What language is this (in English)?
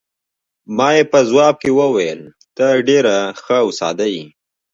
Pashto